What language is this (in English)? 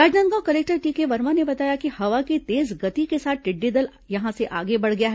Hindi